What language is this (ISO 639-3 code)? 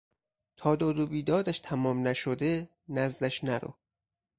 fas